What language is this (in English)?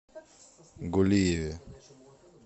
Russian